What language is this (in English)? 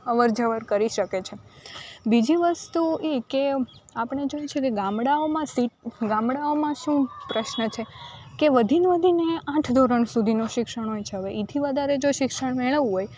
Gujarati